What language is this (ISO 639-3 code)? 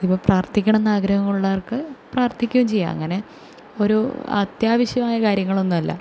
mal